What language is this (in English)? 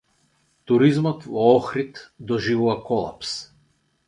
Macedonian